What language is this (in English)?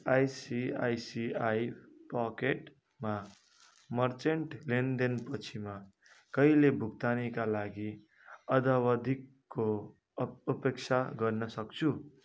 Nepali